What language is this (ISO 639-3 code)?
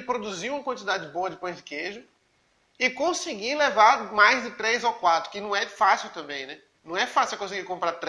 por